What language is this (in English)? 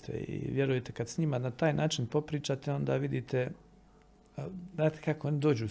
Croatian